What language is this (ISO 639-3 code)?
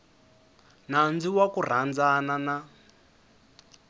tso